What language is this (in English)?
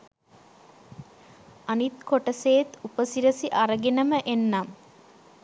Sinhala